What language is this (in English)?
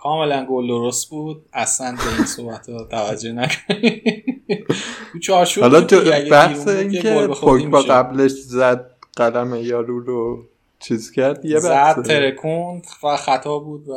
Persian